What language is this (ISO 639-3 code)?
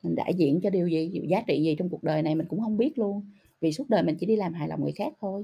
vie